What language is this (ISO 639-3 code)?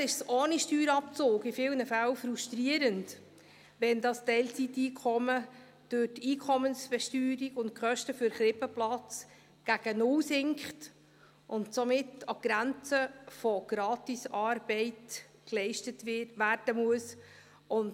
gsw